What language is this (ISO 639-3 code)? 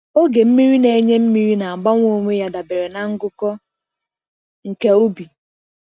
ibo